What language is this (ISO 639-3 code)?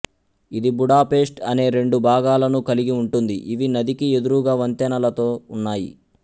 tel